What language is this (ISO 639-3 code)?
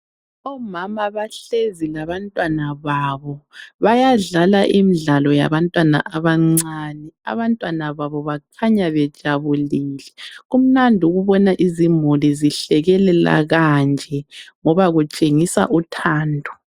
nde